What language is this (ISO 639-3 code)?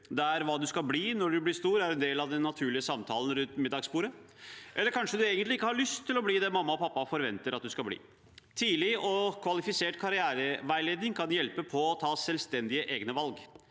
nor